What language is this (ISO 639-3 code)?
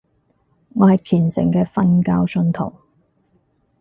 yue